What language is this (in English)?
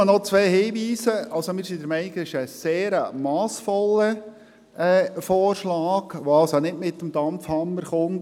Swiss German